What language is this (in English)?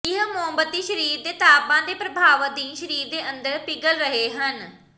Punjabi